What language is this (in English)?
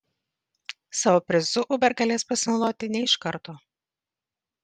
Lithuanian